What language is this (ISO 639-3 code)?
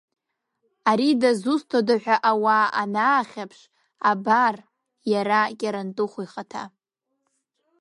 abk